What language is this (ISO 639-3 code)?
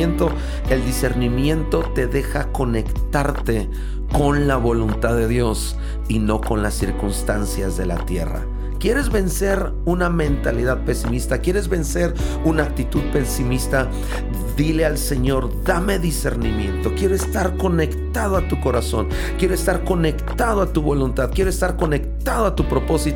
spa